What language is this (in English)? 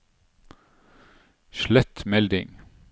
Norwegian